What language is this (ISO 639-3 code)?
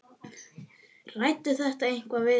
isl